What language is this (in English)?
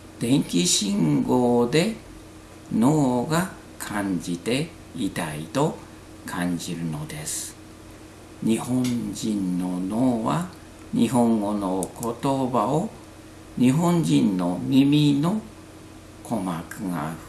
Japanese